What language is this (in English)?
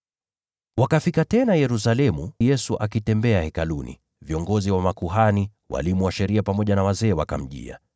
Swahili